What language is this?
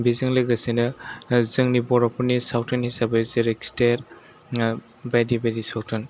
Bodo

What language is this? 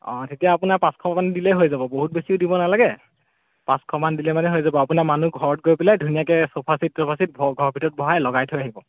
Assamese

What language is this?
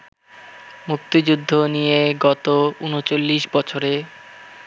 Bangla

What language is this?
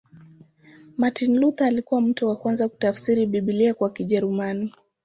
Swahili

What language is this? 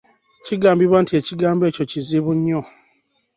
Ganda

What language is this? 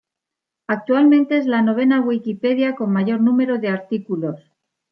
Spanish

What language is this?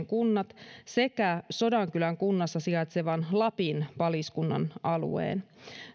Finnish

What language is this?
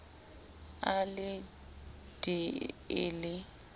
Southern Sotho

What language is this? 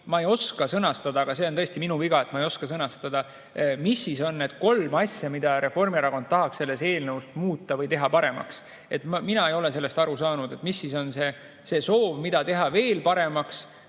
Estonian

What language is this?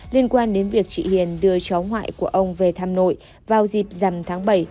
Vietnamese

